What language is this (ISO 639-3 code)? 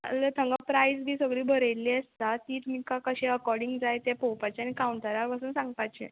kok